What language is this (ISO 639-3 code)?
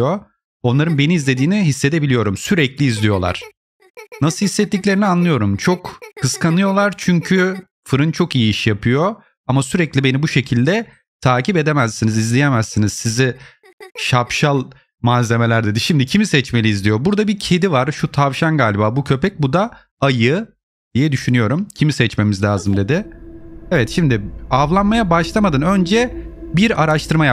tur